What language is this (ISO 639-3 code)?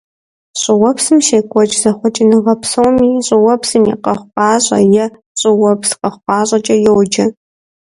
kbd